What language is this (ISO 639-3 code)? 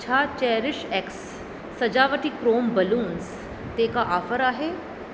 snd